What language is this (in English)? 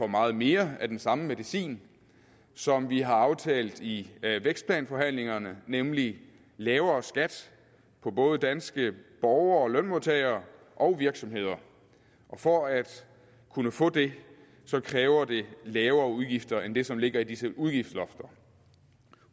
Danish